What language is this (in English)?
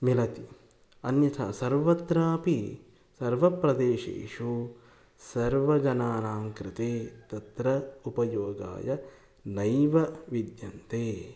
Sanskrit